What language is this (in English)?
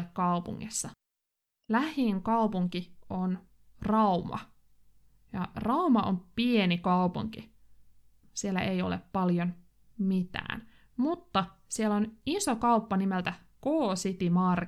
Finnish